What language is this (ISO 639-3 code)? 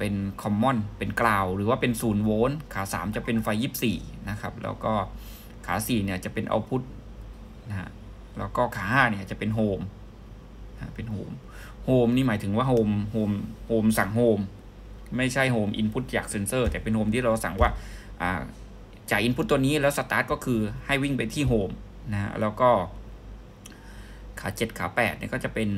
tha